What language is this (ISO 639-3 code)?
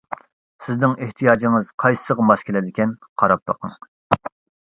uig